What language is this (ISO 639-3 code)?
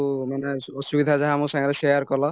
ori